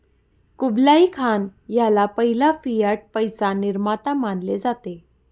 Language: Marathi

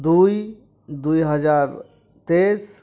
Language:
Santali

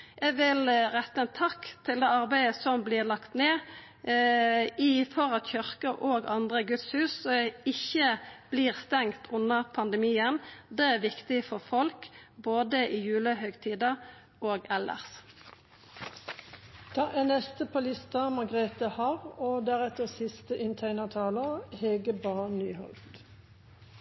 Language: Norwegian Nynorsk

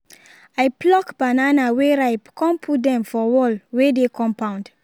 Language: Nigerian Pidgin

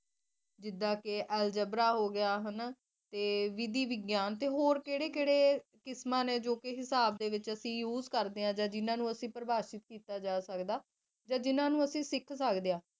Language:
Punjabi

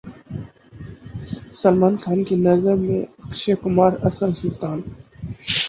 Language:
Urdu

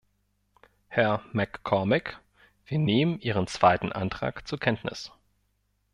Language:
German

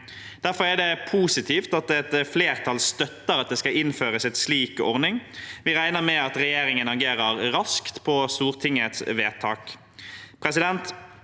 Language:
Norwegian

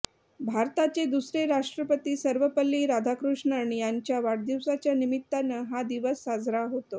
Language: Marathi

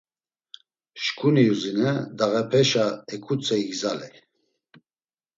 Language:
Laz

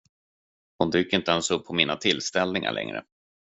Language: Swedish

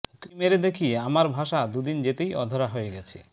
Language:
Bangla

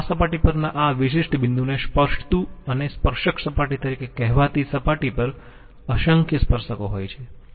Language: Gujarati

